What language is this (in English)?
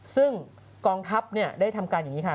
Thai